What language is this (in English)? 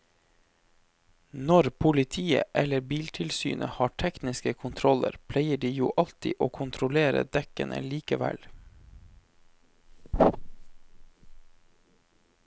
Norwegian